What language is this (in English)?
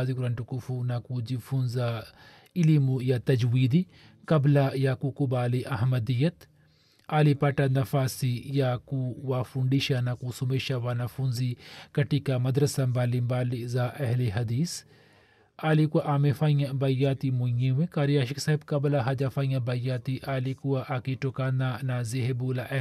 Swahili